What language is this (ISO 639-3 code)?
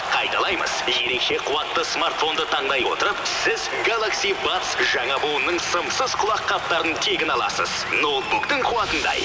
kaz